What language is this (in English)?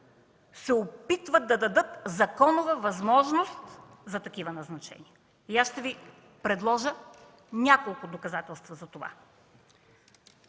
Bulgarian